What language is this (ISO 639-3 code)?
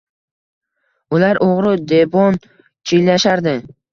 uzb